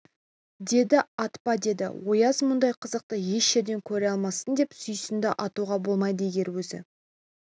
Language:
Kazakh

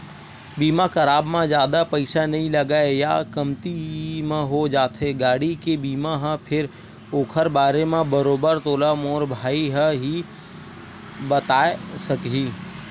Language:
Chhattisgarhi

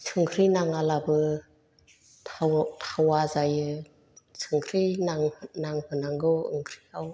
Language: Bodo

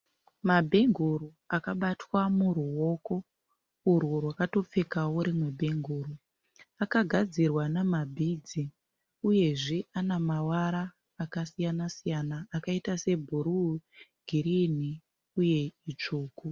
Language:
Shona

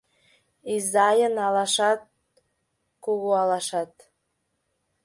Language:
Mari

